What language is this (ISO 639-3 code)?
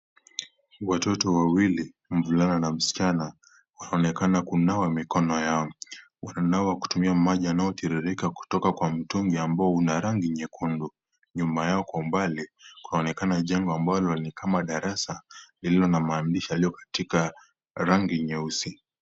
swa